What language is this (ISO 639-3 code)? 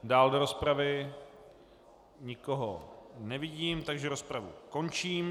ces